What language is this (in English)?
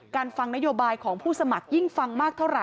Thai